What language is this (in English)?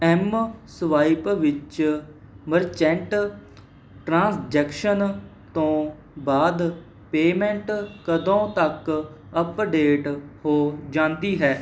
Punjabi